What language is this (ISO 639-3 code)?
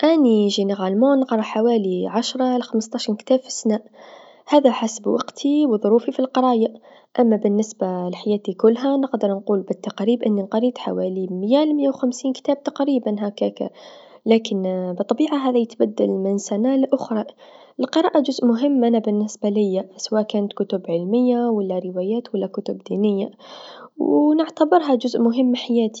aeb